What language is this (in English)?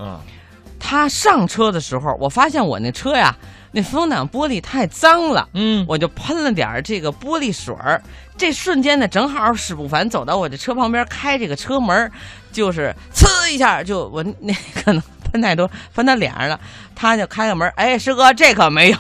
Chinese